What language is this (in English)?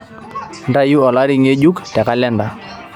Masai